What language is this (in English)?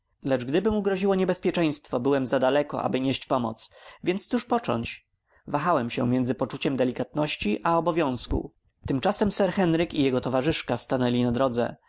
Polish